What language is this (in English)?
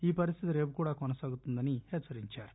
Telugu